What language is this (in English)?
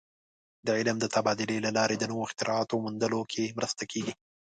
Pashto